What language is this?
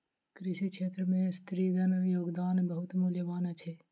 Maithili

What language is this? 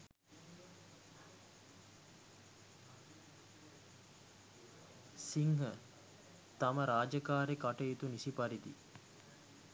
Sinhala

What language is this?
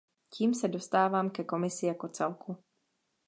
Czech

